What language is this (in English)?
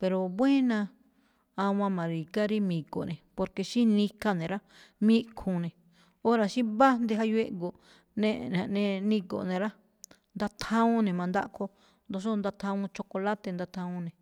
Malinaltepec Me'phaa